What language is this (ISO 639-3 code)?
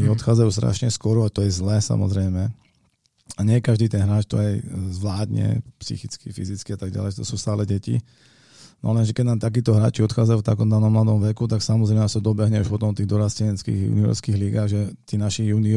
slk